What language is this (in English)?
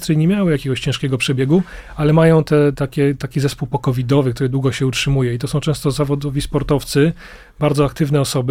Polish